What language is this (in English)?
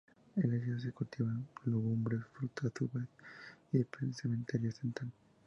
Spanish